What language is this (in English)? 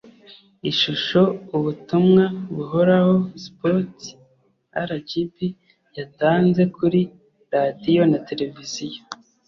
Kinyarwanda